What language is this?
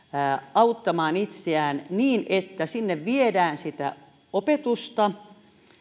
Finnish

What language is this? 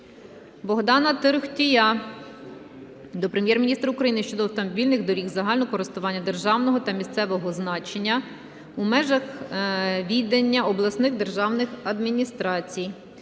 Ukrainian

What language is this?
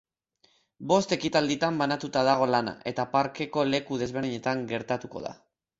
Basque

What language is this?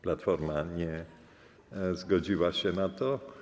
Polish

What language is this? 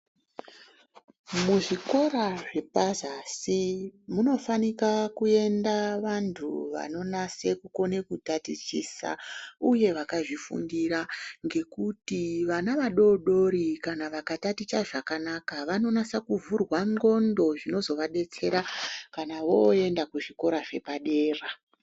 Ndau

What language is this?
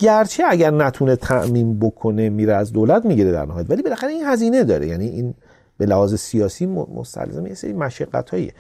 Persian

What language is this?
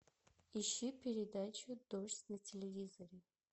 Russian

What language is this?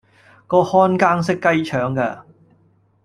Cantonese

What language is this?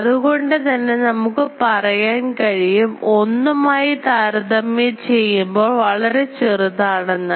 Malayalam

